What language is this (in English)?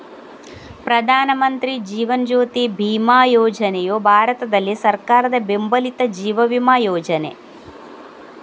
Kannada